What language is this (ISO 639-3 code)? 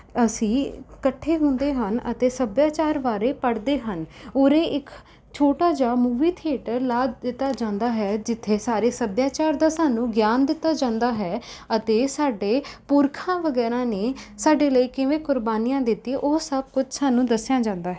pan